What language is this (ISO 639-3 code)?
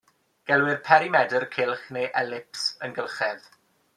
cym